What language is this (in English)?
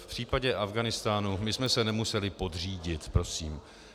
Czech